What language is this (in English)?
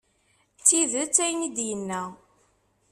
Kabyle